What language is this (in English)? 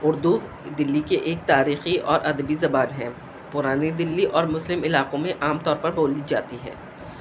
Urdu